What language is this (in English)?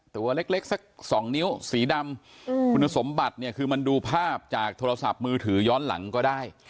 Thai